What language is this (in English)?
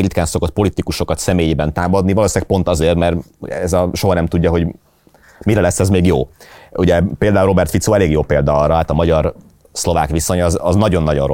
Hungarian